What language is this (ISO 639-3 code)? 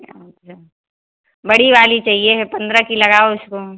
hin